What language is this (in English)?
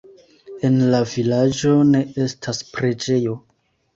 Esperanto